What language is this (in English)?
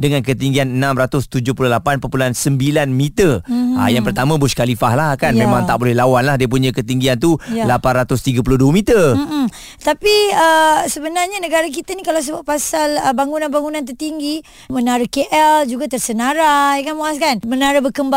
Malay